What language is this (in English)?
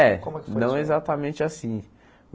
Portuguese